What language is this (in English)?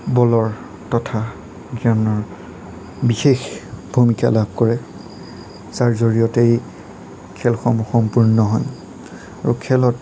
Assamese